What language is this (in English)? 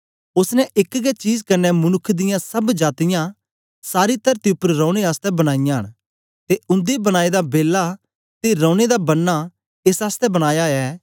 Dogri